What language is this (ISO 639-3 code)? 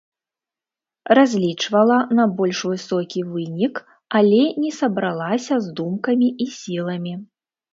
bel